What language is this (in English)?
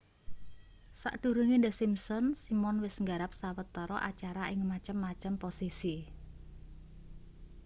Javanese